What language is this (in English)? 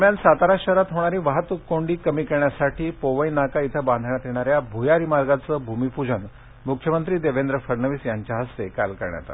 Marathi